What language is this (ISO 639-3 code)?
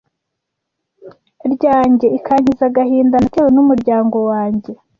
kin